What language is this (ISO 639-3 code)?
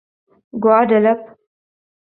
urd